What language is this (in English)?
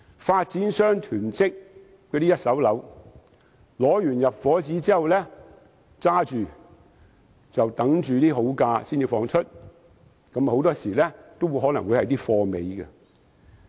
Cantonese